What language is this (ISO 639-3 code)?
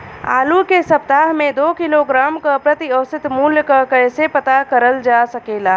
bho